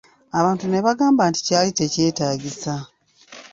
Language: Ganda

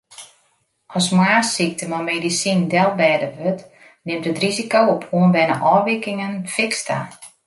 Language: Western Frisian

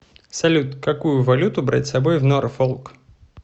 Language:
Russian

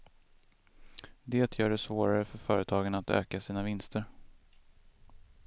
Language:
Swedish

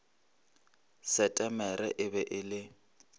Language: Northern Sotho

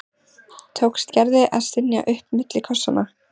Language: Icelandic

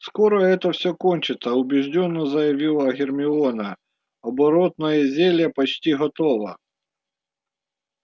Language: Russian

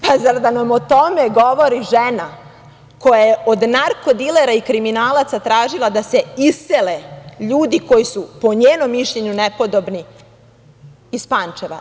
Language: Serbian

